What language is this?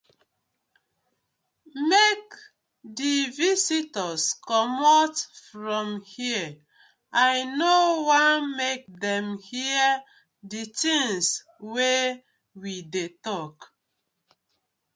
Nigerian Pidgin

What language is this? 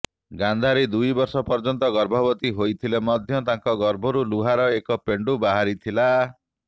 Odia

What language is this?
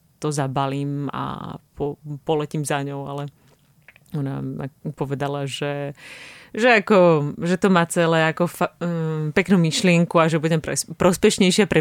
Czech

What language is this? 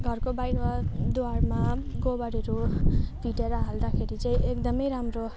Nepali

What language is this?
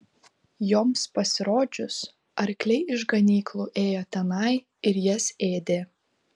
Lithuanian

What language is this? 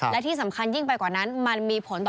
Thai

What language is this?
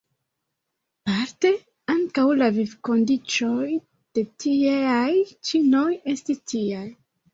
Esperanto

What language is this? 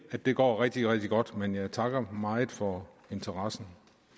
Danish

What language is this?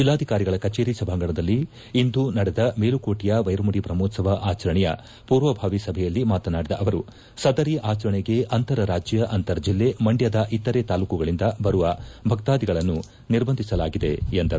Kannada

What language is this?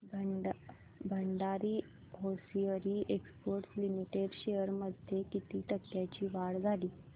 Marathi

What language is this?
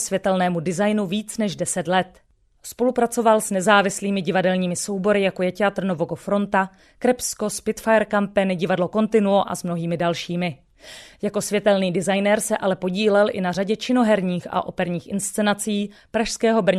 Czech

